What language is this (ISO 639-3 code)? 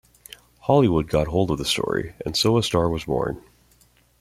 eng